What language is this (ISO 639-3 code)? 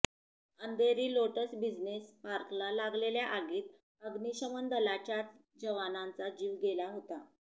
mar